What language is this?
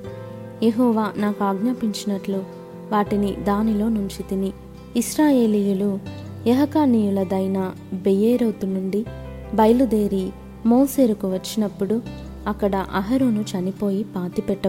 Telugu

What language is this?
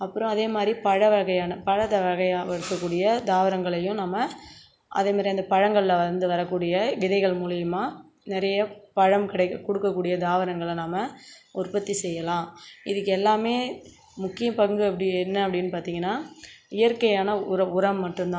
Tamil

